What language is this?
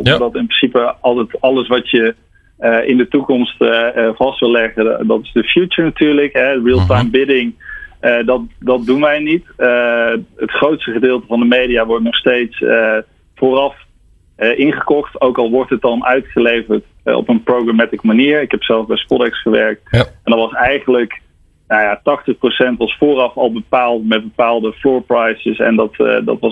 Dutch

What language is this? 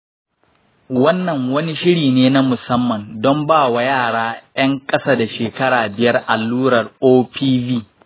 Hausa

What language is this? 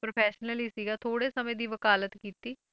Punjabi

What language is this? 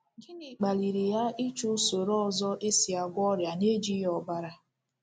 Igbo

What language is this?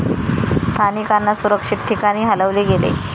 Marathi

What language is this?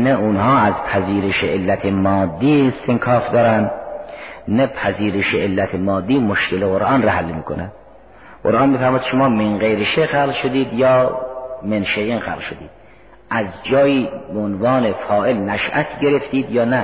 Persian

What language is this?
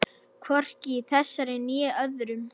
Icelandic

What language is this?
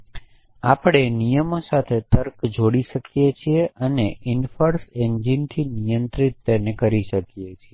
Gujarati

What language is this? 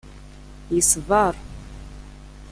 Kabyle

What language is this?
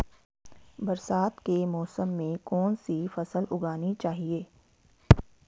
Hindi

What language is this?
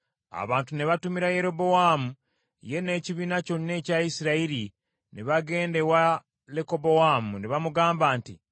Ganda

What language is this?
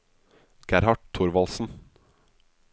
Norwegian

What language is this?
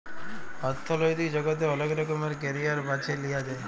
Bangla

